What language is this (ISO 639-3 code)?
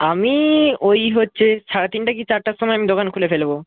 ben